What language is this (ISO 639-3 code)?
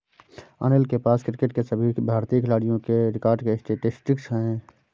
hin